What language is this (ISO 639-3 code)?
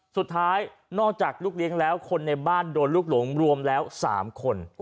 tha